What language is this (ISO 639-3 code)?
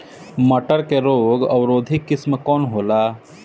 bho